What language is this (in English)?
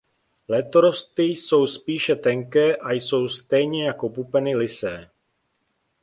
Czech